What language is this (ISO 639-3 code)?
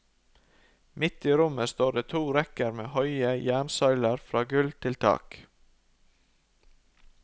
nor